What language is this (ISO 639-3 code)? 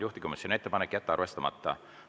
est